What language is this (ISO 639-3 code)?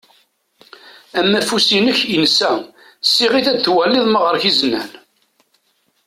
kab